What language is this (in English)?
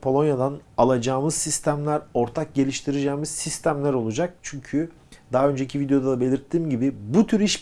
Turkish